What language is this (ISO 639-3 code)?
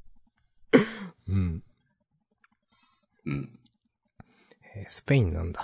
jpn